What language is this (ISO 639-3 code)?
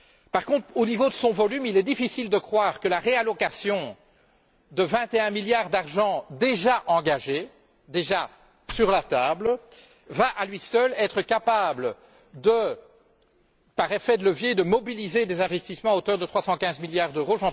fra